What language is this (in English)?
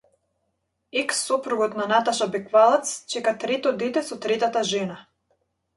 Macedonian